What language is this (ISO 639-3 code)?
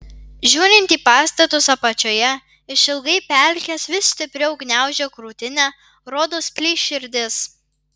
lit